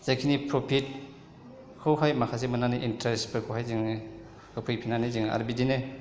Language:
Bodo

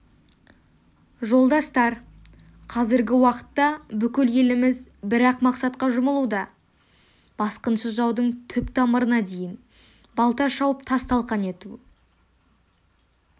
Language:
Kazakh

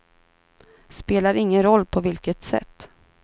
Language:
Swedish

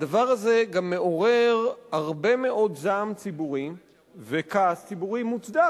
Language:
Hebrew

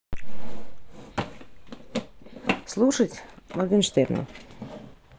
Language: Russian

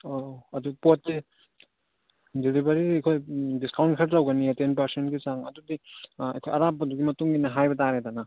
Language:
Manipuri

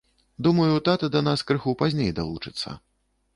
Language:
Belarusian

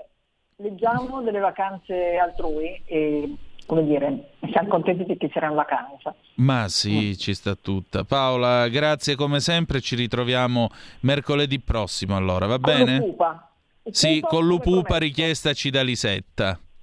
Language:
Italian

